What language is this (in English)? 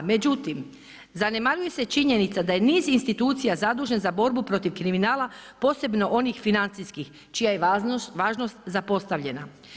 Croatian